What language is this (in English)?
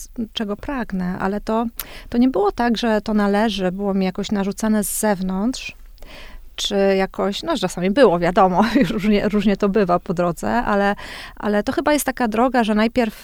Polish